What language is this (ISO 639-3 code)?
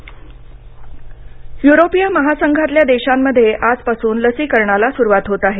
mar